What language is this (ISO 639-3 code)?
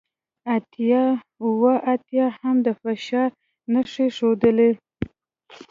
pus